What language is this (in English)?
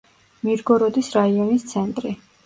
Georgian